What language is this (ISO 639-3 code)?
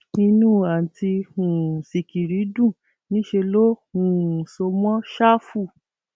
yor